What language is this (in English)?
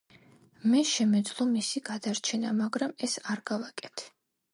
Georgian